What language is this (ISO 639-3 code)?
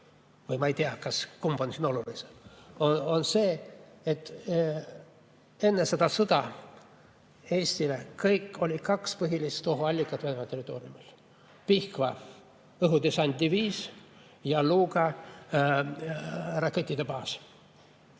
est